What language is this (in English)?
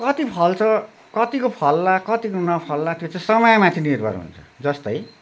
Nepali